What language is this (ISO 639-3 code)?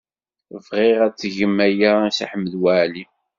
kab